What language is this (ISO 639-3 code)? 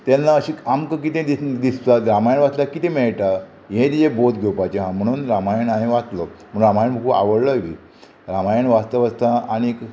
kok